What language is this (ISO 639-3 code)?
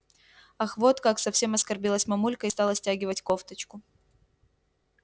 rus